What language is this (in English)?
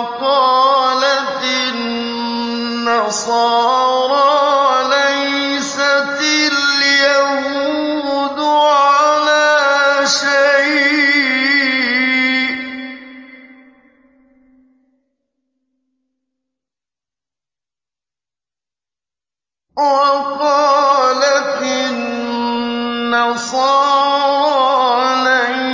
Arabic